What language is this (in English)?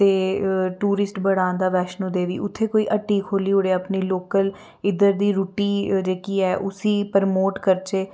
Dogri